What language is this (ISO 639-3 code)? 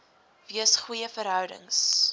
afr